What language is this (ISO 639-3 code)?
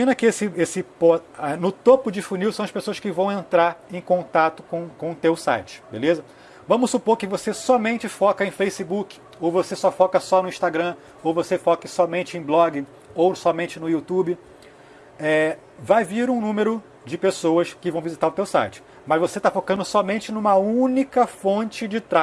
por